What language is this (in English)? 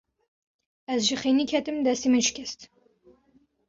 Kurdish